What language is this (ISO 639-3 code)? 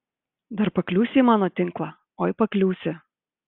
lit